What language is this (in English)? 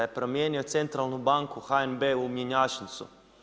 Croatian